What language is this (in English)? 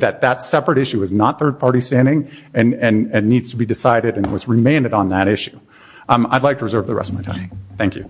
English